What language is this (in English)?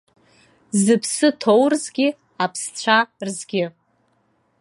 Abkhazian